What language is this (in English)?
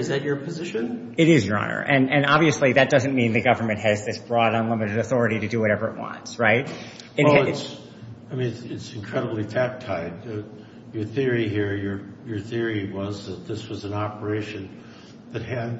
English